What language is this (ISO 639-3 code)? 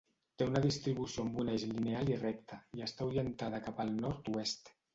cat